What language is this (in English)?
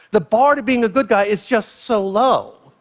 English